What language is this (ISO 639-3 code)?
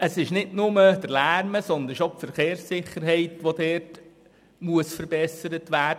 gsw